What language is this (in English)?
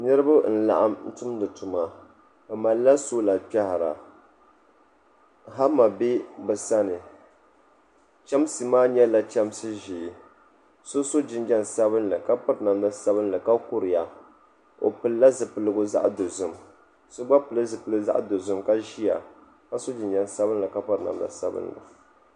Dagbani